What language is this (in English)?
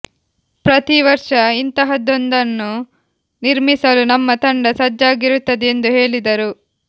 Kannada